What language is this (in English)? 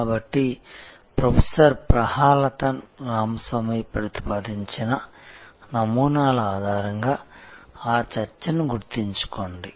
Telugu